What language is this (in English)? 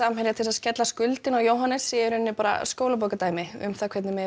Icelandic